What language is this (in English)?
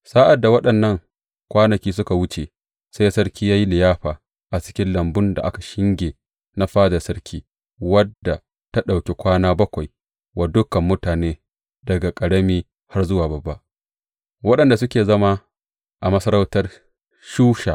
Hausa